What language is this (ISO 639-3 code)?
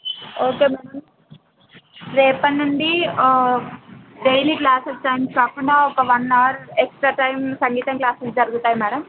tel